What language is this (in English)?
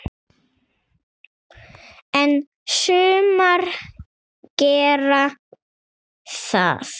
Icelandic